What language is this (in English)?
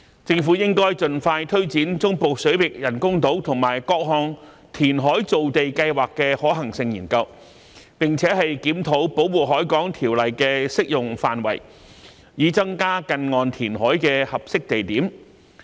Cantonese